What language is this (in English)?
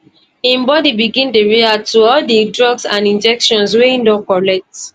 Nigerian Pidgin